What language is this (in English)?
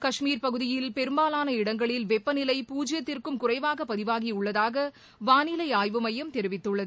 Tamil